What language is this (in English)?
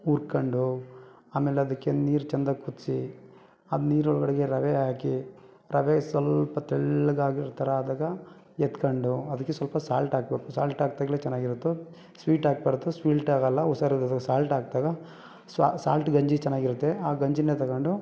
Kannada